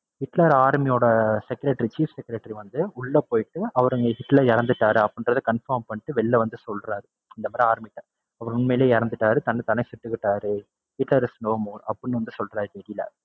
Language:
Tamil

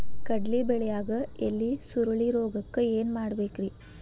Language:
Kannada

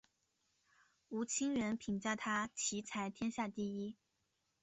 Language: Chinese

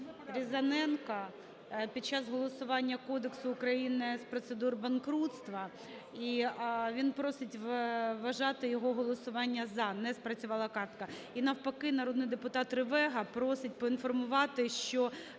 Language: Ukrainian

